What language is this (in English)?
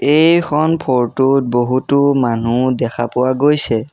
Assamese